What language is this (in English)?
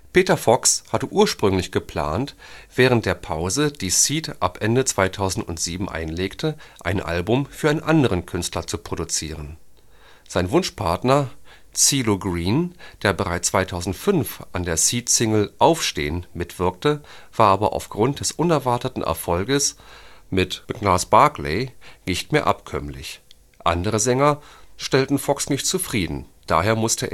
German